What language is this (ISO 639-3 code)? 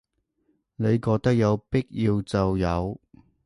yue